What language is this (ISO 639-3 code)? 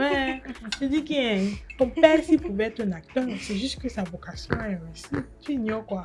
fra